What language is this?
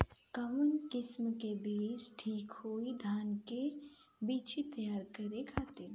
Bhojpuri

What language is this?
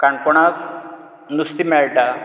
Konkani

